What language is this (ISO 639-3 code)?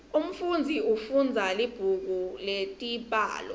ssw